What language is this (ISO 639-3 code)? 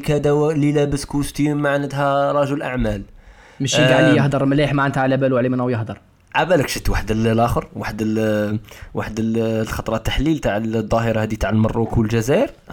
ara